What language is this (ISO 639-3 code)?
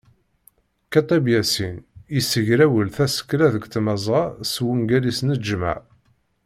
kab